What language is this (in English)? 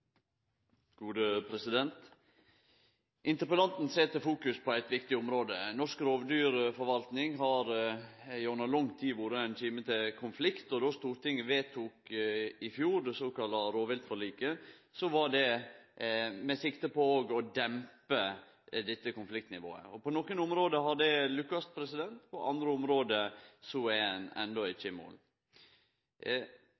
Norwegian Nynorsk